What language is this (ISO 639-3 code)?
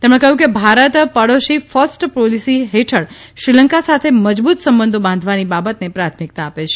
guj